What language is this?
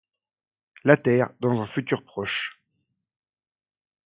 French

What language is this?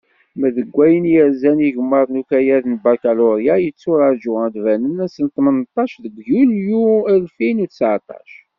Kabyle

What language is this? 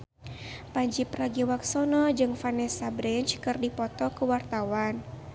Sundanese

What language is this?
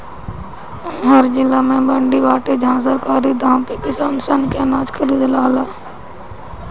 Bhojpuri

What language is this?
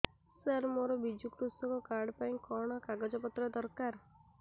Odia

